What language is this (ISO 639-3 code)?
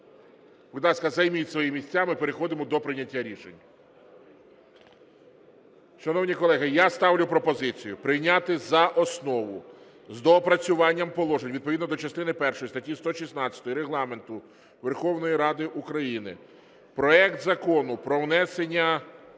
ukr